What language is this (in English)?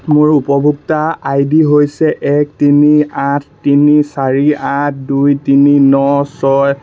Assamese